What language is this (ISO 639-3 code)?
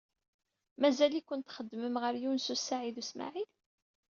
kab